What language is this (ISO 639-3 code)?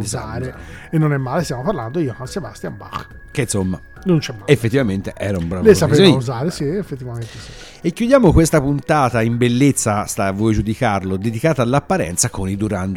ita